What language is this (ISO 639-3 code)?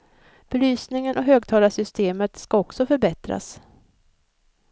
swe